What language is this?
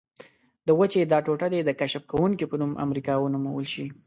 Pashto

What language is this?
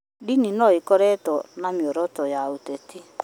Kikuyu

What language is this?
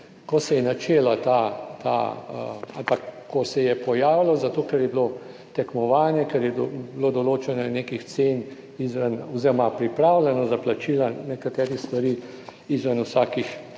Slovenian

